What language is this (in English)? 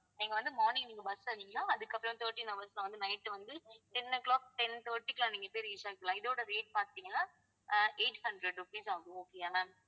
Tamil